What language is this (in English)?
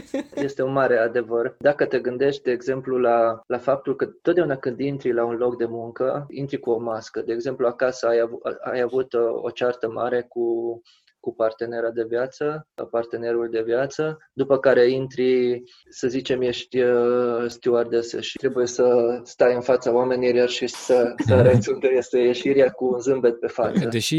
Romanian